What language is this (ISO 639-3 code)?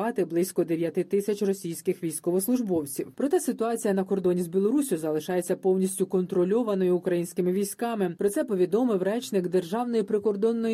ukr